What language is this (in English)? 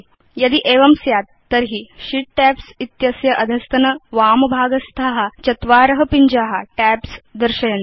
Sanskrit